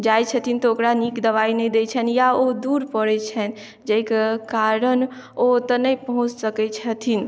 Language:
Maithili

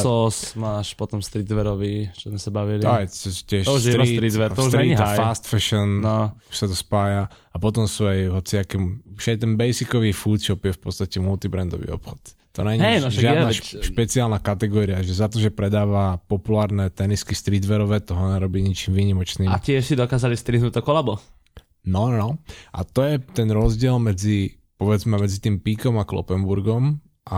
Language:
Slovak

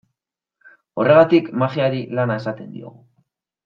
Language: Basque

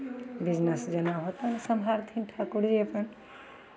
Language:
Maithili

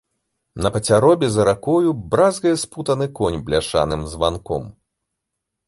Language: Belarusian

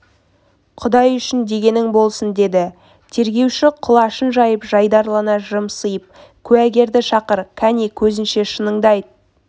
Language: Kazakh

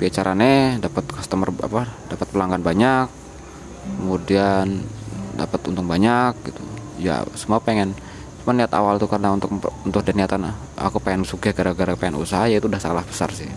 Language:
Indonesian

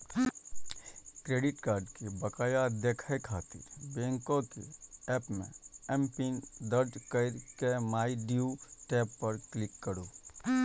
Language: Maithili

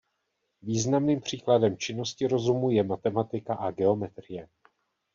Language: Czech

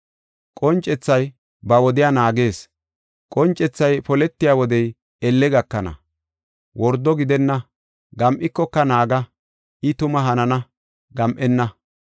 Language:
Gofa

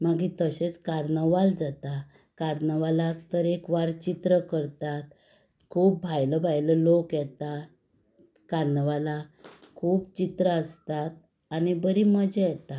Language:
Konkani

